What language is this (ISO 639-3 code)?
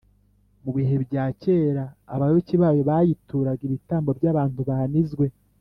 kin